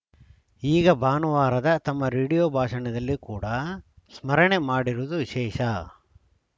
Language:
Kannada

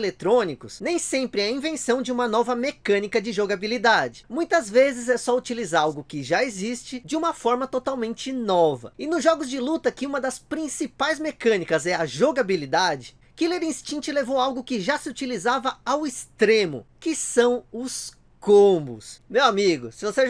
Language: Portuguese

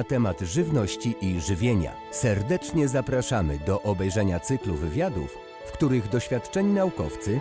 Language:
Polish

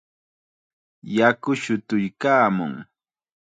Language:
Chiquián Ancash Quechua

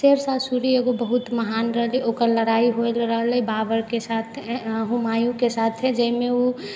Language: Maithili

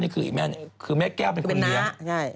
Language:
Thai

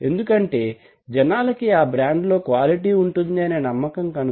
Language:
Telugu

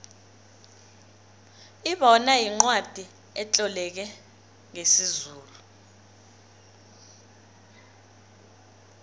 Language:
South Ndebele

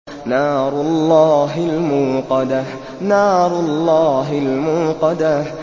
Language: Arabic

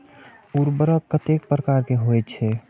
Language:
Maithili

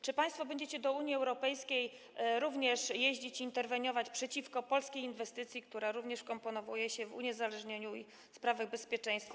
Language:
Polish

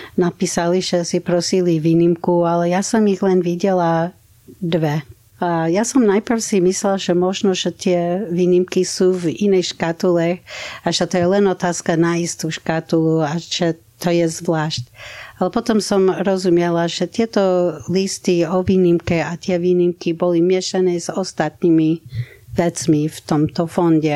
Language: Slovak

